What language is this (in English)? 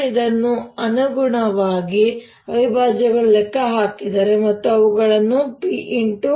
Kannada